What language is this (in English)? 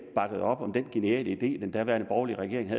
Danish